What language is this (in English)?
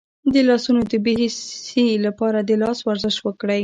Pashto